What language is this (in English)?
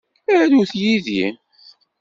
Kabyle